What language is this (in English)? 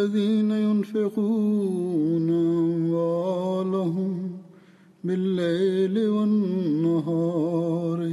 Malayalam